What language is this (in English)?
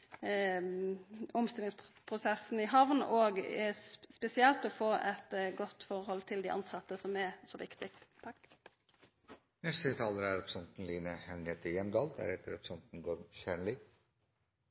Norwegian